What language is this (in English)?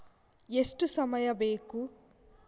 Kannada